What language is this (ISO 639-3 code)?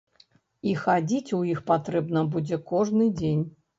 bel